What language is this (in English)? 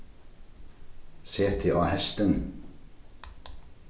Faroese